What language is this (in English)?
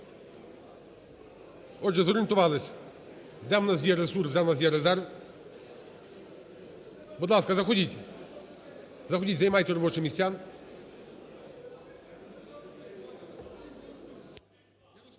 Ukrainian